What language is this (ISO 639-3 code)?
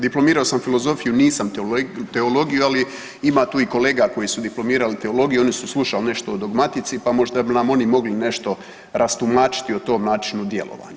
hrv